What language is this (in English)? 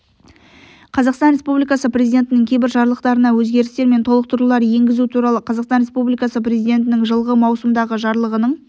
Kazakh